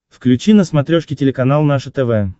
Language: Russian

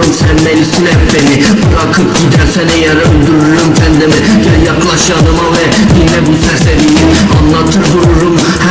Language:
Turkish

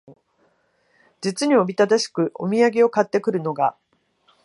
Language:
Japanese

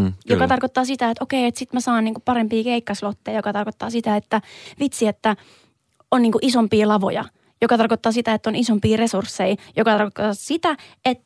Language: Finnish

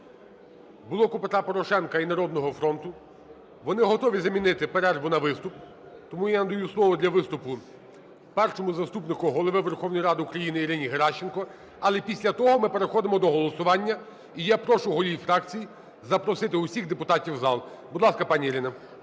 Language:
Ukrainian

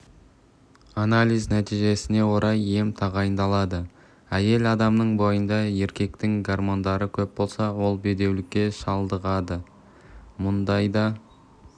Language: Kazakh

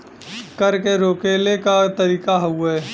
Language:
Bhojpuri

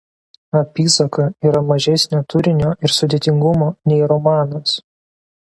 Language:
Lithuanian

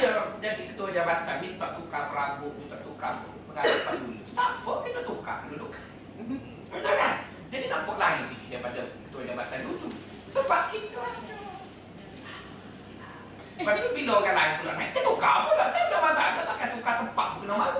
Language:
Malay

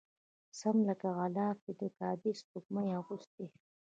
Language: Pashto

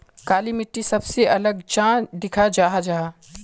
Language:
Magahi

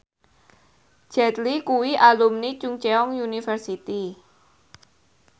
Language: Javanese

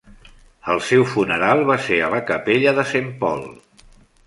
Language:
Catalan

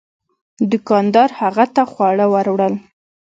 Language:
Pashto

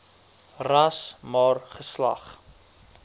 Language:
Afrikaans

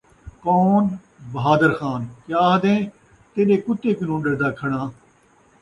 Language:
Saraiki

